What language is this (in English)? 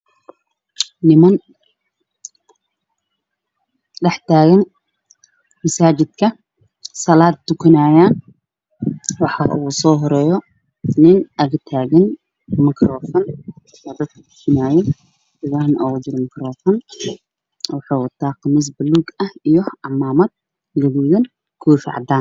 Somali